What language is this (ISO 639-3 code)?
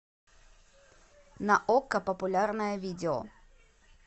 rus